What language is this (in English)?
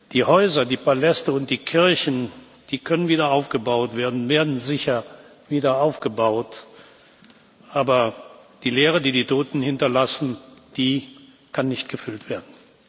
German